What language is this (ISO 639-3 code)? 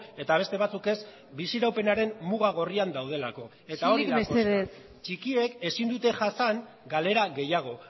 eus